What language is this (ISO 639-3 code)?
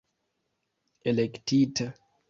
epo